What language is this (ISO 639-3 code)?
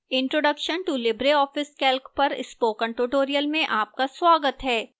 hin